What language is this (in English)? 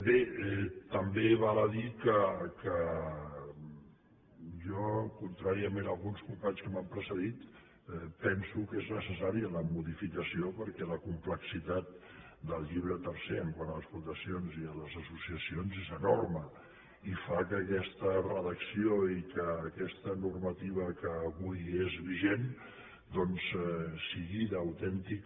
Catalan